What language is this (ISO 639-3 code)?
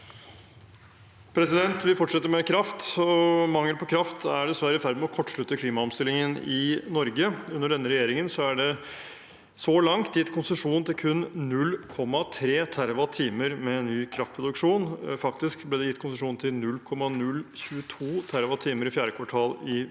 nor